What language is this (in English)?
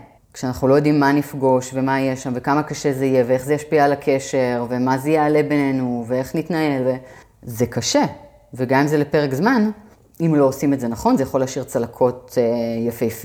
Hebrew